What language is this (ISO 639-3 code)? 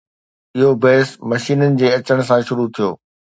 snd